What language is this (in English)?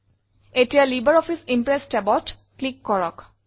Assamese